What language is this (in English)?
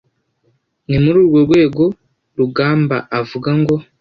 Kinyarwanda